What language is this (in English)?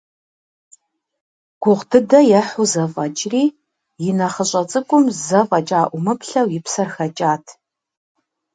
Kabardian